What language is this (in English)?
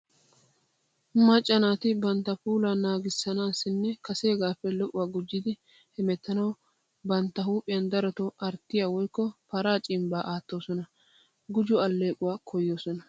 Wolaytta